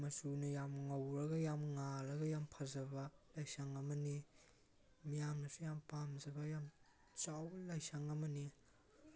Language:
Manipuri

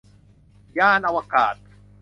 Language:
Thai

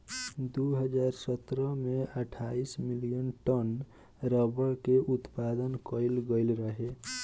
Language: Bhojpuri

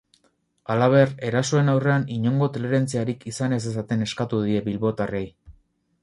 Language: Basque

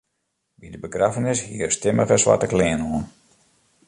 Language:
Western Frisian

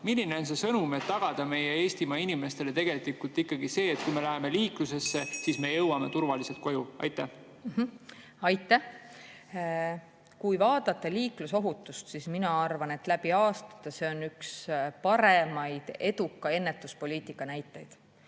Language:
Estonian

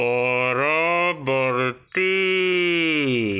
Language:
Odia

